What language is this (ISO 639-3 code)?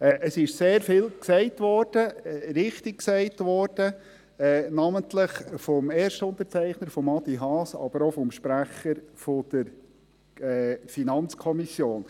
gsw